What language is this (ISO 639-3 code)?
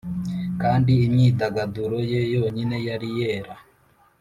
kin